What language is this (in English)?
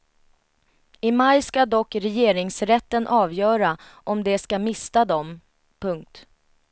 Swedish